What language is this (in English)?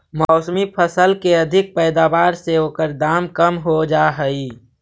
Magahi